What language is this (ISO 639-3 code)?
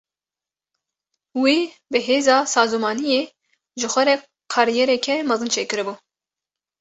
kur